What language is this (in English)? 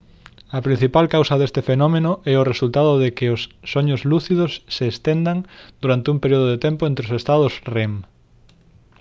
Galician